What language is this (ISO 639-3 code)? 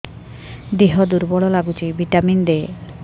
ori